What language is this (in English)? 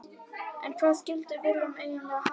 Icelandic